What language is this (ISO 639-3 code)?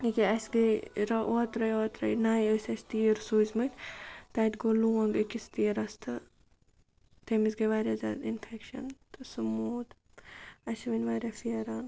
kas